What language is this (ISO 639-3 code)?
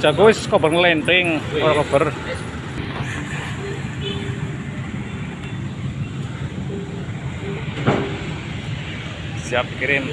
ind